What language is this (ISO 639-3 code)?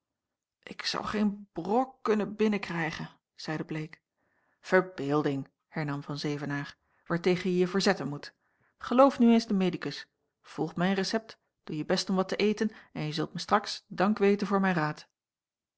nld